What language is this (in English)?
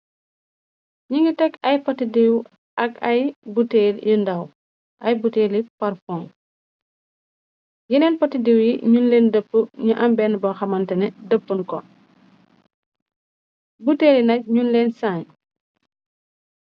Wolof